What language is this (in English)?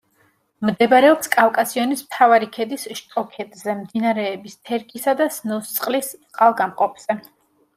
Georgian